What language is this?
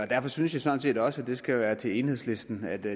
Danish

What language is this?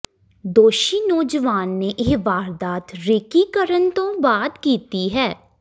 Punjabi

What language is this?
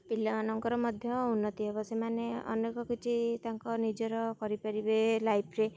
Odia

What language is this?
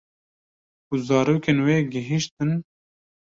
Kurdish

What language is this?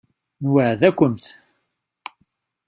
Kabyle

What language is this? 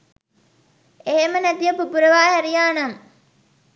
Sinhala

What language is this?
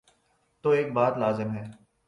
Urdu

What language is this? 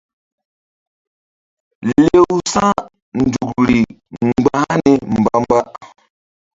Mbum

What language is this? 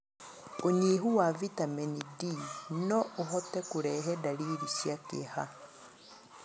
Kikuyu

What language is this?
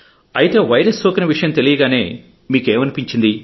Telugu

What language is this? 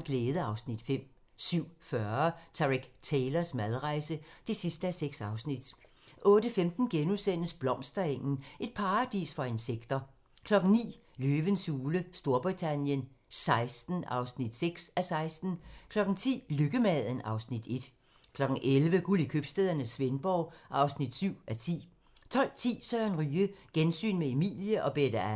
Danish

